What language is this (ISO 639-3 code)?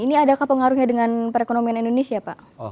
ind